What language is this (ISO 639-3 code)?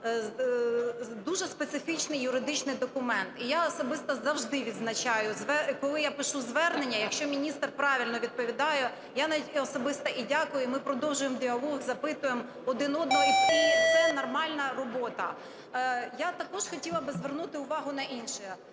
ukr